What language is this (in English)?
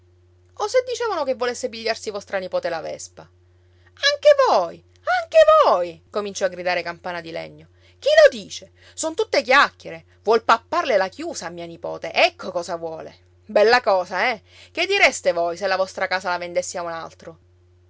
Italian